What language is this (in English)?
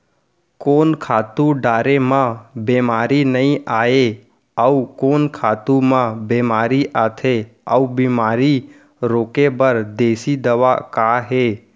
Chhattisgarhi